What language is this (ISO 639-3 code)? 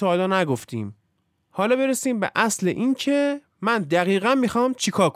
fas